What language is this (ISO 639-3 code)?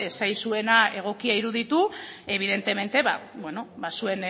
eus